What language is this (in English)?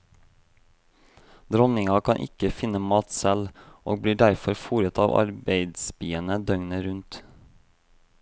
Norwegian